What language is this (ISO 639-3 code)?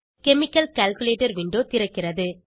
tam